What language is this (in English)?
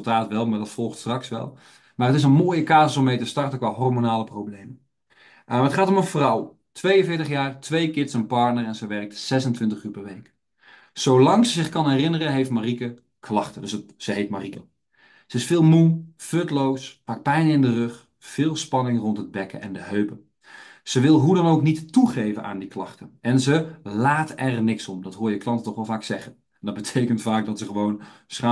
Dutch